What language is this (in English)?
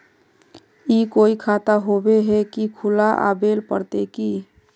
Magahi